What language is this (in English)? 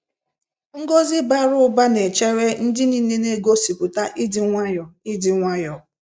Igbo